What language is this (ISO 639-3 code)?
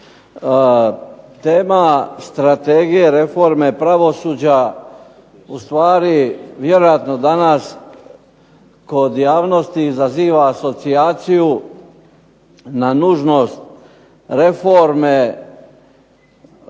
hrv